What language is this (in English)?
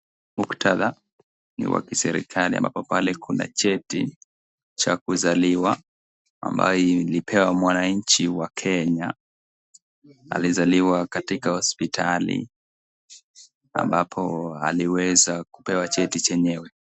Swahili